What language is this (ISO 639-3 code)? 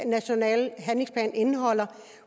dan